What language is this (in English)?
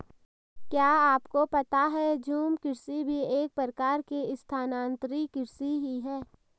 Hindi